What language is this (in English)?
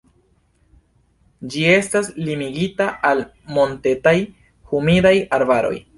Esperanto